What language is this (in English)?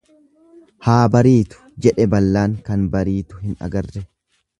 Oromo